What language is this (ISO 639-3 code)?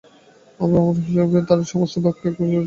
ben